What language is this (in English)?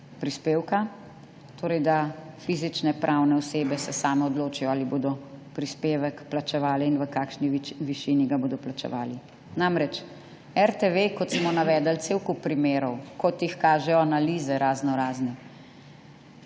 Slovenian